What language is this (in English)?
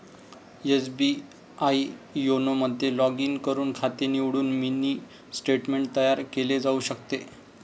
Marathi